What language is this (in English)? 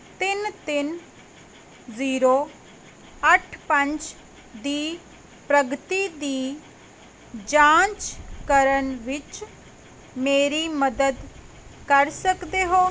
Punjabi